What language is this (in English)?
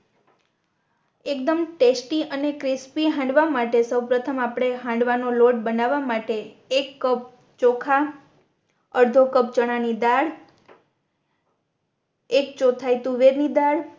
Gujarati